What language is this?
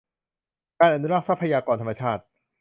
Thai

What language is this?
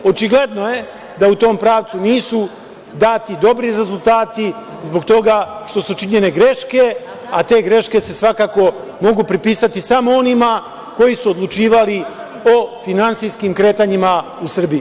Serbian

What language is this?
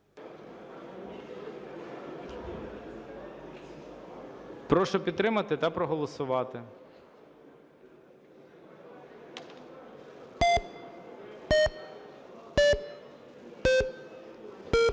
Ukrainian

